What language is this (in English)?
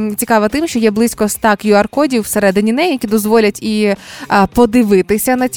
Ukrainian